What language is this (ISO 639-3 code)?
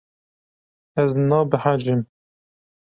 kur